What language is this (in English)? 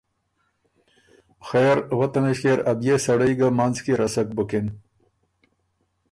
Ormuri